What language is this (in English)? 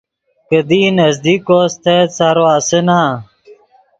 Yidgha